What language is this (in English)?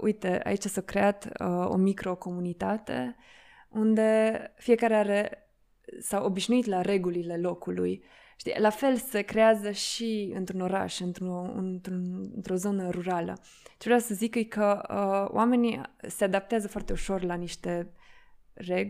Romanian